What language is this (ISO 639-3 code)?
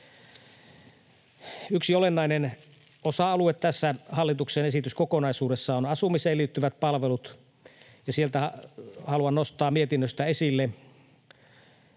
fin